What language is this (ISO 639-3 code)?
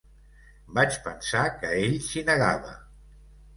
cat